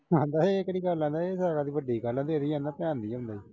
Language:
Punjabi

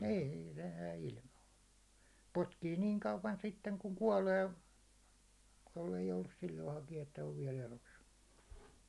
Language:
Finnish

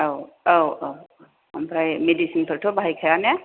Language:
Bodo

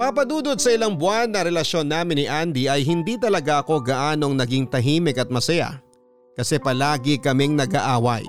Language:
Filipino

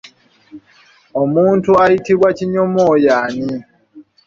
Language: Ganda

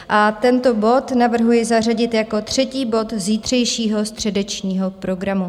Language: Czech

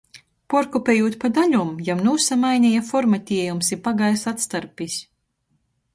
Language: Latgalian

